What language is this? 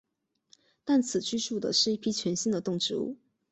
Chinese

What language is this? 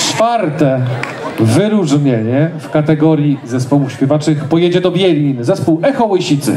Polish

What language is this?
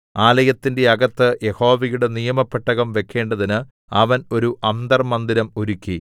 Malayalam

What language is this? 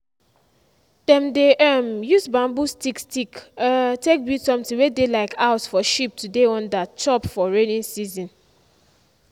Nigerian Pidgin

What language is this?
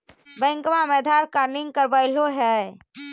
Magahi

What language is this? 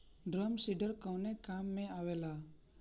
Bhojpuri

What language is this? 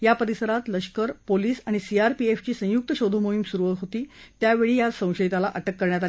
Marathi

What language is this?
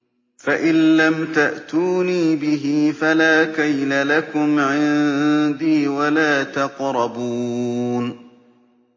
Arabic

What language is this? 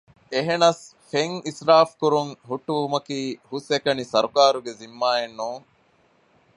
Divehi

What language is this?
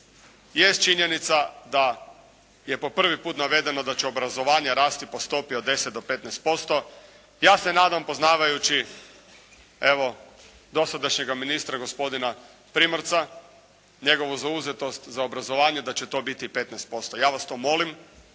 Croatian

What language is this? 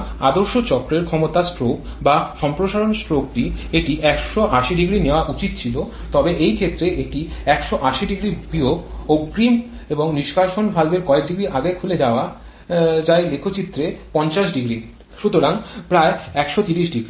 Bangla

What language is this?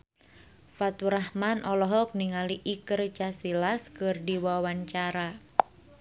Sundanese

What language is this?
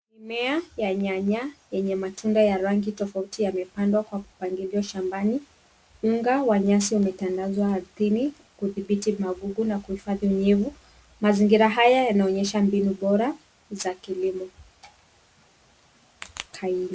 Swahili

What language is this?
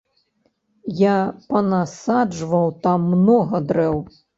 Belarusian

